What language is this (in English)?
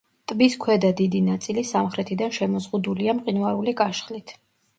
Georgian